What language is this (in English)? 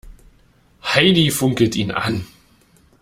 German